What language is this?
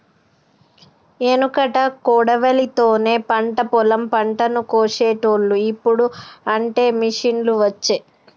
Telugu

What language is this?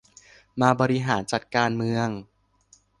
Thai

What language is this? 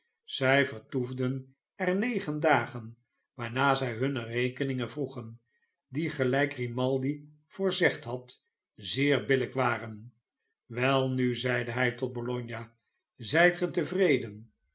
Dutch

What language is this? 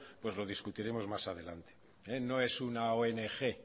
Spanish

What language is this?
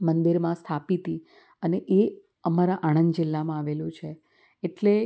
Gujarati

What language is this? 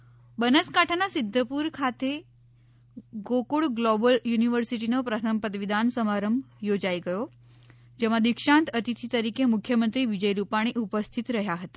Gujarati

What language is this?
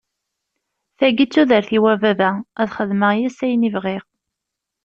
Kabyle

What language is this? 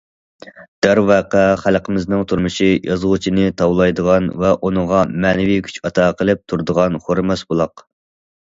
Uyghur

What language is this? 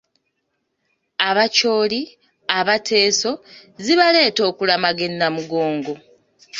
Ganda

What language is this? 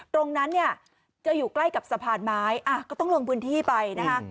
Thai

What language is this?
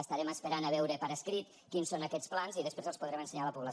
Catalan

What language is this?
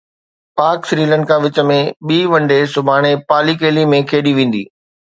Sindhi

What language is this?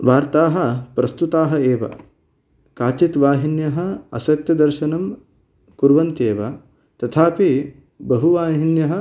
Sanskrit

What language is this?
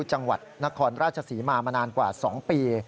Thai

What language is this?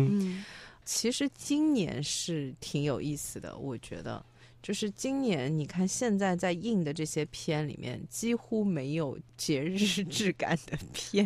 Chinese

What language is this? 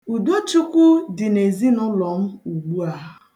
Igbo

